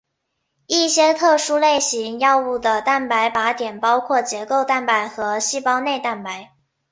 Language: Chinese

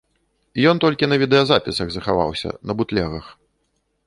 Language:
Belarusian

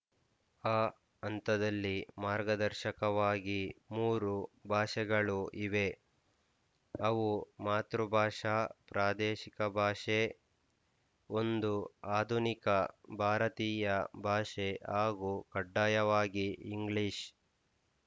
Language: Kannada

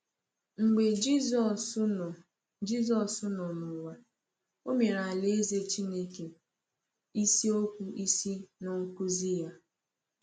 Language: Igbo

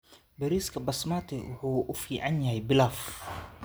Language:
Somali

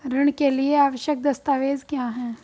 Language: Hindi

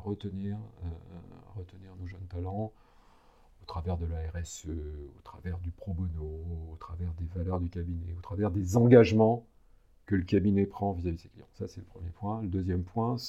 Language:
French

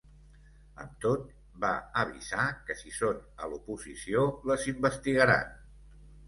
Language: Catalan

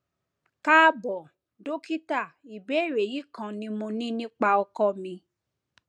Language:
Yoruba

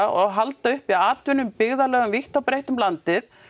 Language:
Icelandic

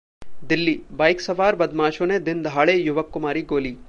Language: Hindi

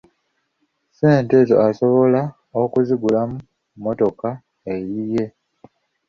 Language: Ganda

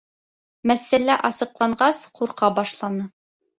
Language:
Bashkir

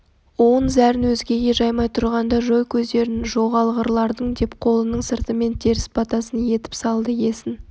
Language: Kazakh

